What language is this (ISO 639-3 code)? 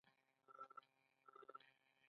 pus